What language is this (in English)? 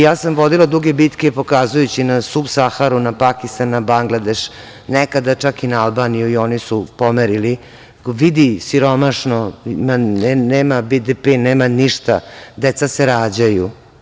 Serbian